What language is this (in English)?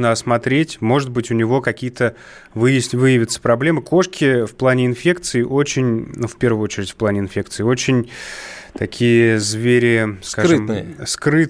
Russian